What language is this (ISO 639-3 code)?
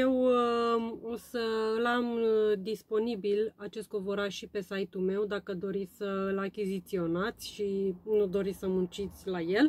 ron